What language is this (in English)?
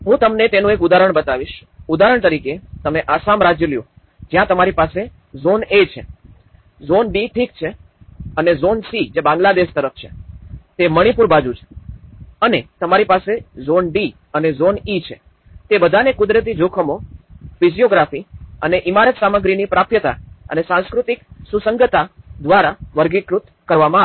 Gujarati